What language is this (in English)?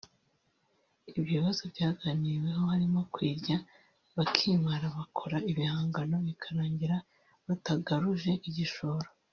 Kinyarwanda